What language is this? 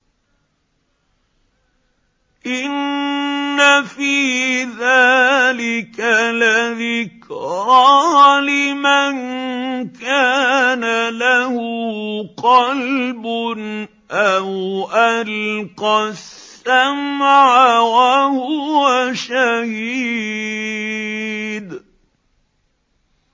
Arabic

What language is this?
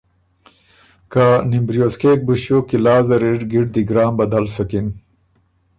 Ormuri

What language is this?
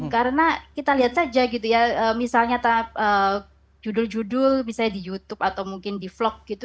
Indonesian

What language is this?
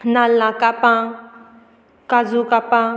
Konkani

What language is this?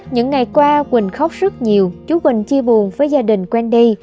Vietnamese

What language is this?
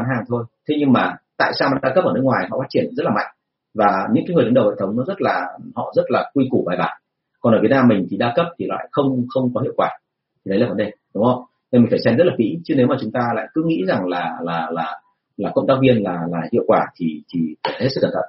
Vietnamese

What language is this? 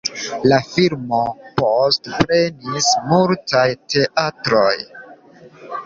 Esperanto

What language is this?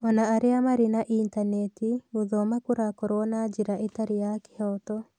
Kikuyu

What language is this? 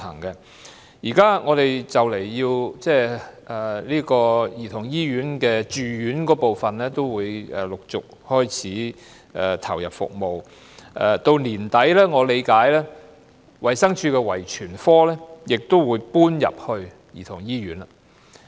Cantonese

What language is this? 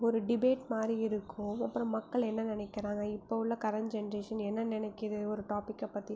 Tamil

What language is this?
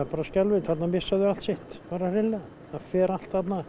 Icelandic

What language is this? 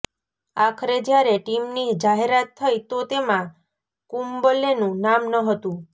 Gujarati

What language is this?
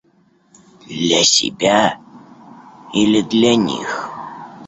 Russian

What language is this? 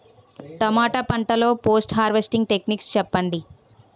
Telugu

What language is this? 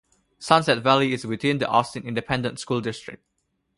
English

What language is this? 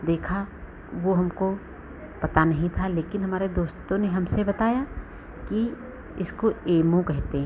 Hindi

